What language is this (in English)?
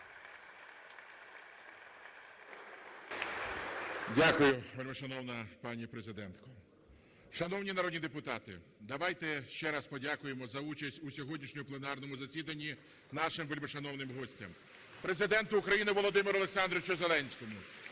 Ukrainian